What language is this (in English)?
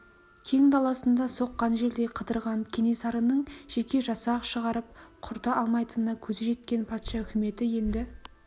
Kazakh